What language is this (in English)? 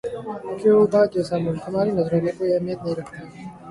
Urdu